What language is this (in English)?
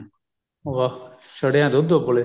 Punjabi